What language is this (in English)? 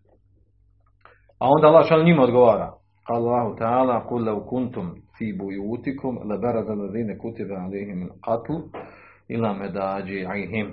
Croatian